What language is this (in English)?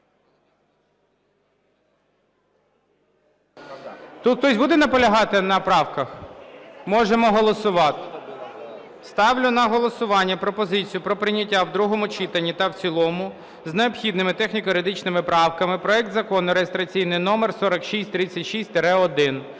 Ukrainian